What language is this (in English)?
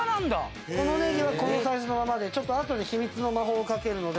Japanese